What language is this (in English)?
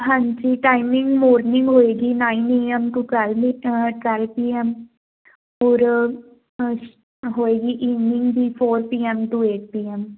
Punjabi